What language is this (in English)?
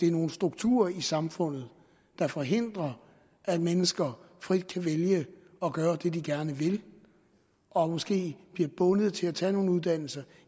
Danish